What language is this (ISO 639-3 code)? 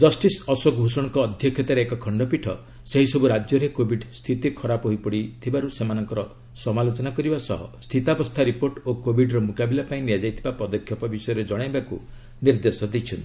ori